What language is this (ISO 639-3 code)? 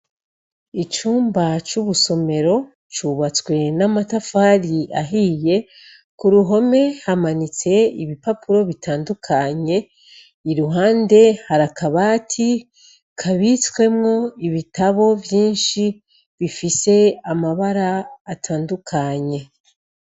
run